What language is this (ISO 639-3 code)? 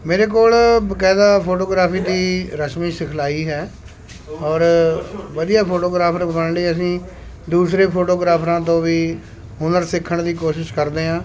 pan